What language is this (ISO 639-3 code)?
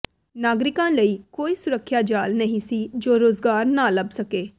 pan